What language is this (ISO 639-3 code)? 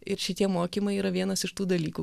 lit